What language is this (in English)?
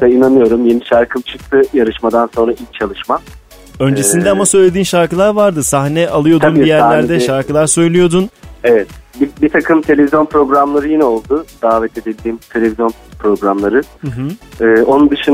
Turkish